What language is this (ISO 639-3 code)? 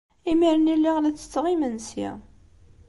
kab